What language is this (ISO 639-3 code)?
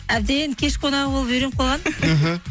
kaz